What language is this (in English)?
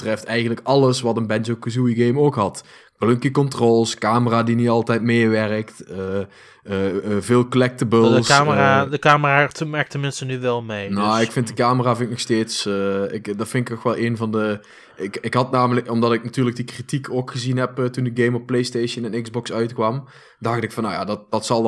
Dutch